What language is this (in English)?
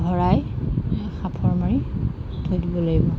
Assamese